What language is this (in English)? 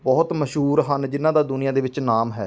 Punjabi